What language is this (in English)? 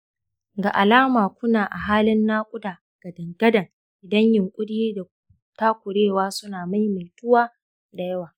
Hausa